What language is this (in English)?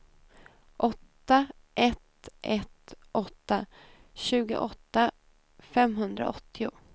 Swedish